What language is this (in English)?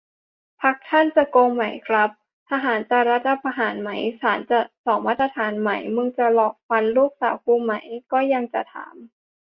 Thai